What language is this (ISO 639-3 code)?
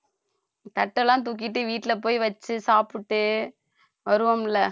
tam